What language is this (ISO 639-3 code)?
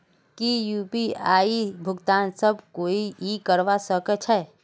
mag